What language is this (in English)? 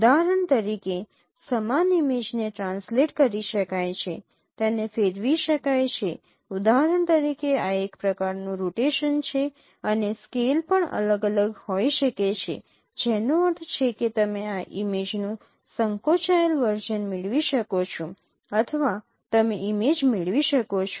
Gujarati